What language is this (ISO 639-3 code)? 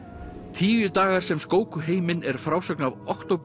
isl